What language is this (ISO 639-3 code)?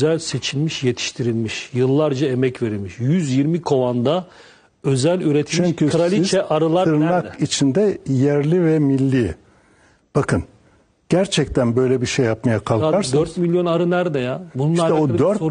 tur